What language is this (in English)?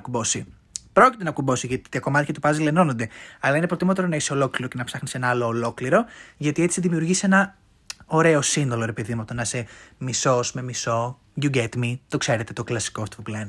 Greek